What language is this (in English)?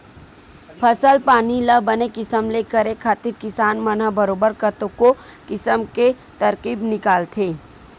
Chhattisgarhi